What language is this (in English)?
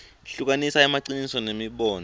Swati